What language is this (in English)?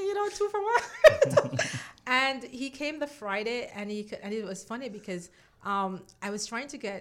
English